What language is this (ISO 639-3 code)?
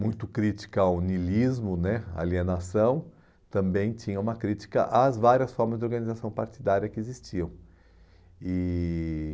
por